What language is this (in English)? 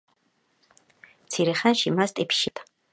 Georgian